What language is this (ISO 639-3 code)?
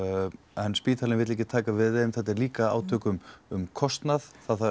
isl